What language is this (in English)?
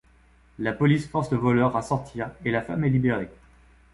French